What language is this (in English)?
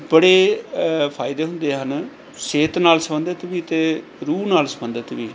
Punjabi